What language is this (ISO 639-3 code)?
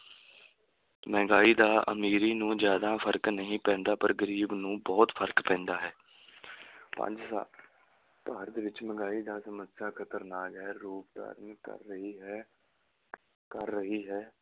pan